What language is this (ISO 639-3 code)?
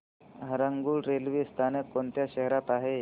mar